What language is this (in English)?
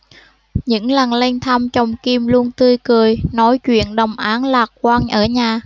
Vietnamese